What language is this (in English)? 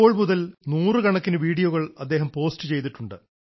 Malayalam